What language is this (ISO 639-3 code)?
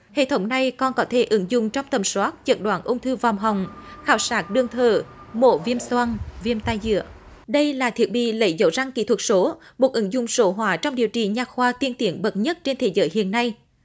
vie